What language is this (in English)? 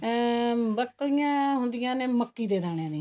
Punjabi